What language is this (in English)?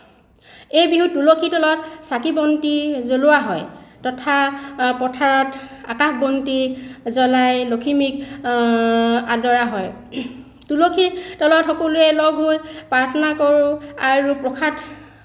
Assamese